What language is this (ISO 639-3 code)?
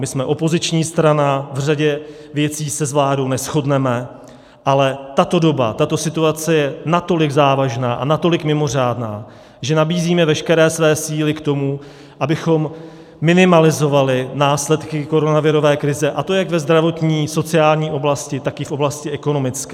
ces